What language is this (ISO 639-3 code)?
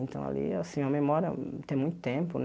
por